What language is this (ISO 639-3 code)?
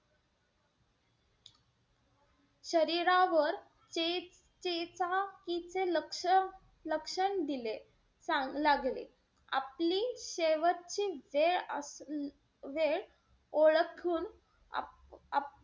mar